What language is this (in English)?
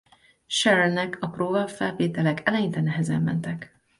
Hungarian